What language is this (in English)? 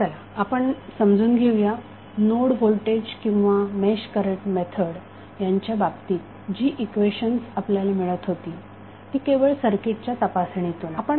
Marathi